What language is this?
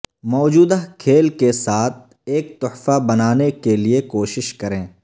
Urdu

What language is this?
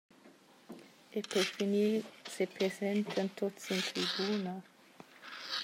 Romansh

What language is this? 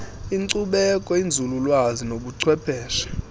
Xhosa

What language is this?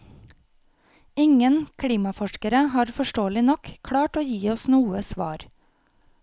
Norwegian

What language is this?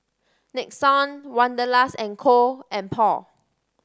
English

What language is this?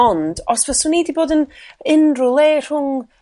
Welsh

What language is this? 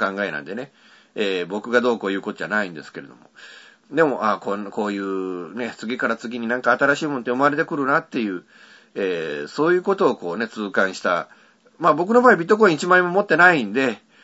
Japanese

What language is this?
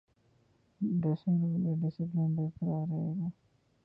Urdu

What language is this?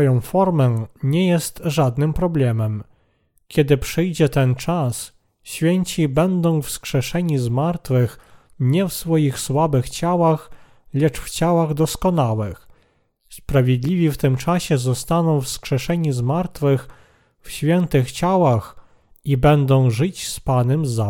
Polish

